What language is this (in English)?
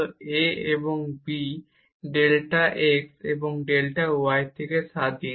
Bangla